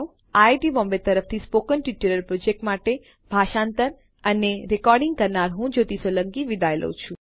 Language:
Gujarati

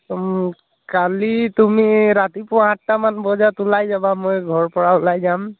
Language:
Assamese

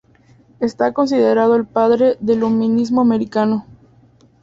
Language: Spanish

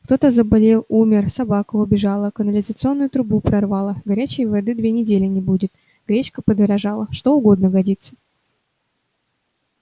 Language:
Russian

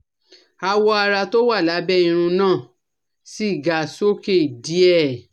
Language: Yoruba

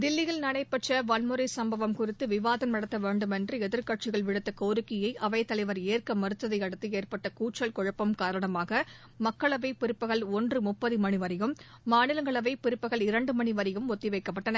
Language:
Tamil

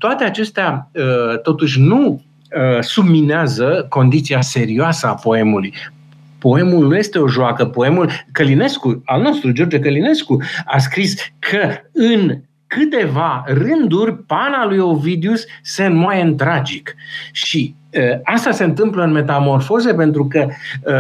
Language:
Romanian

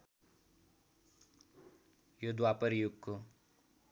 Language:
Nepali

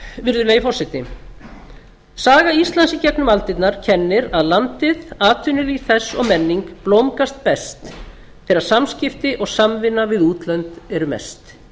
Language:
Icelandic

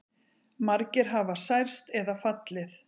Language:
Icelandic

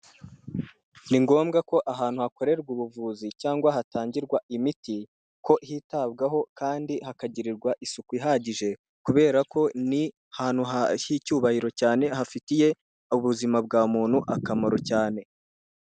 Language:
Kinyarwanda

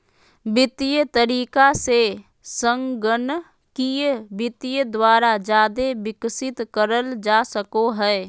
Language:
Magahi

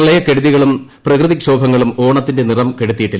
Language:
Malayalam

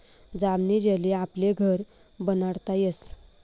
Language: Marathi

